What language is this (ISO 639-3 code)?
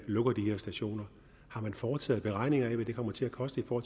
dan